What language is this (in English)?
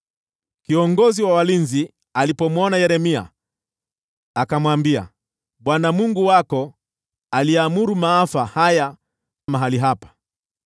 Swahili